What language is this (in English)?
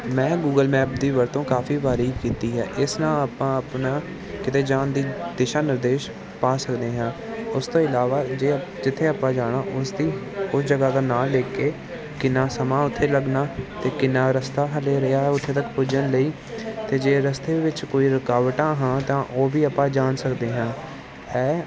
Punjabi